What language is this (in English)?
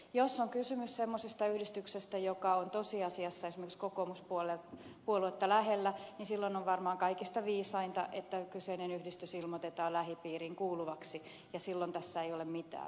Finnish